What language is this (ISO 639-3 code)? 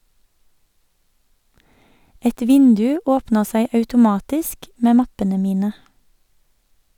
nor